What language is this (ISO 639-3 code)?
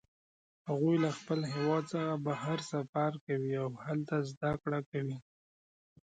pus